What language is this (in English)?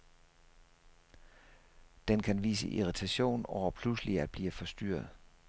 Danish